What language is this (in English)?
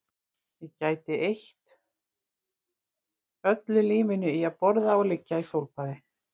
Icelandic